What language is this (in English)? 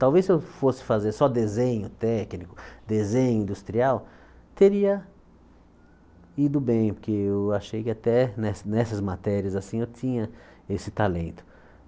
Portuguese